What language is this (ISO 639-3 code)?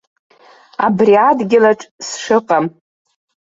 abk